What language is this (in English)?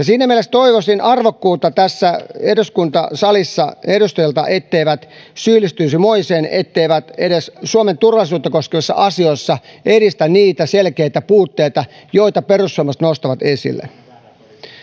Finnish